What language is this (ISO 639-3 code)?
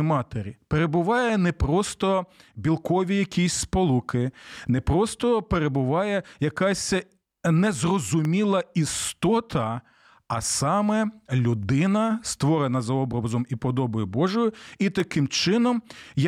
ukr